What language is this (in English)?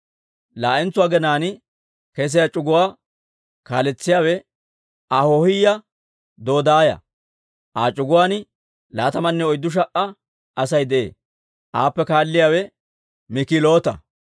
Dawro